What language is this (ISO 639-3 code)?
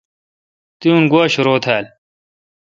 xka